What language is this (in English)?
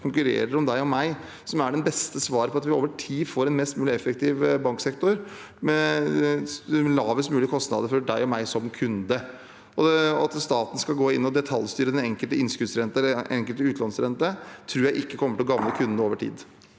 Norwegian